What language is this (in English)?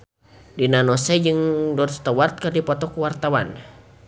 Sundanese